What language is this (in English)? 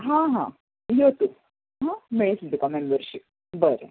Konkani